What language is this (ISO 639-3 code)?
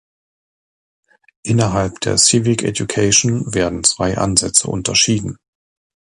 deu